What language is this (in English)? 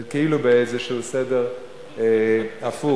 Hebrew